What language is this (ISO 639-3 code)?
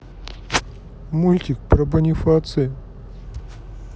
rus